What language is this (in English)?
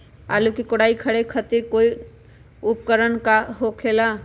Magahi